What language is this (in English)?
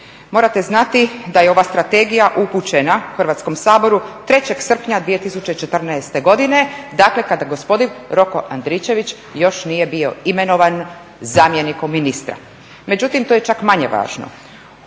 Croatian